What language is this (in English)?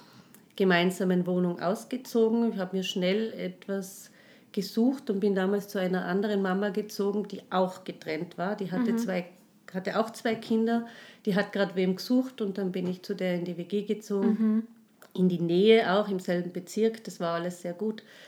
German